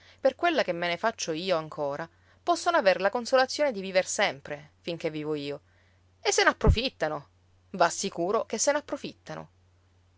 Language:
Italian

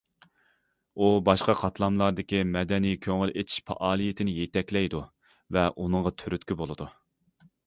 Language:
Uyghur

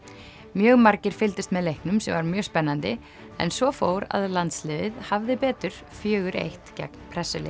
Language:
Icelandic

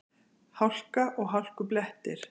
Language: Icelandic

